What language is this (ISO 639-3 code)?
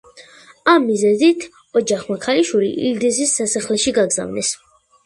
kat